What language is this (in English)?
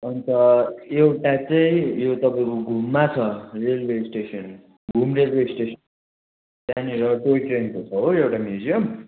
Nepali